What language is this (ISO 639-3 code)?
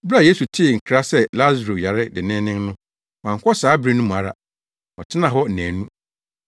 aka